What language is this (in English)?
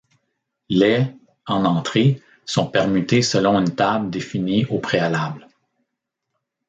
French